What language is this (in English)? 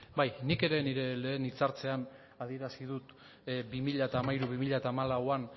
Basque